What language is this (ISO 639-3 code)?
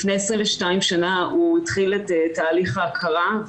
heb